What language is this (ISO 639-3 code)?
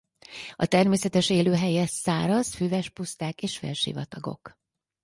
hun